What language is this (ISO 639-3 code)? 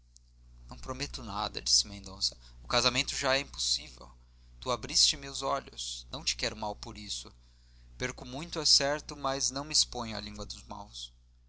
por